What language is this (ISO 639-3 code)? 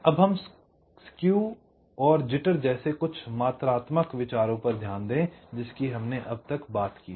hin